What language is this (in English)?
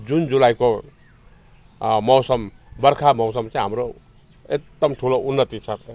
Nepali